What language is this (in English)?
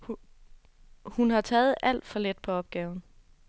Danish